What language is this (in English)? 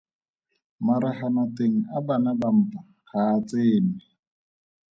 Tswana